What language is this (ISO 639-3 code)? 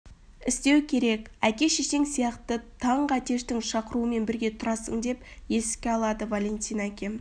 kaz